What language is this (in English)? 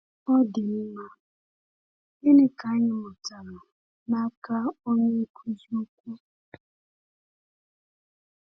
Igbo